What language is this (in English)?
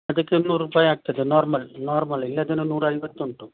Kannada